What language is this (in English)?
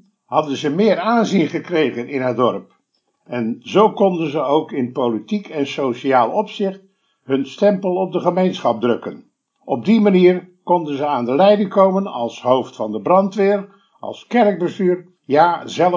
Dutch